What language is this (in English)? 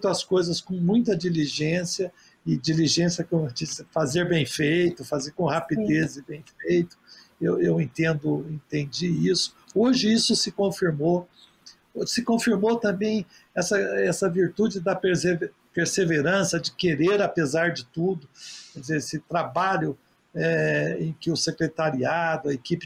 Portuguese